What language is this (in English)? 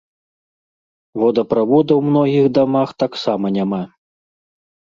Belarusian